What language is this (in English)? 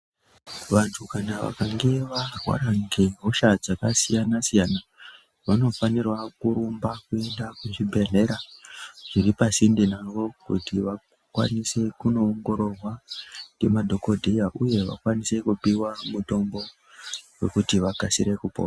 Ndau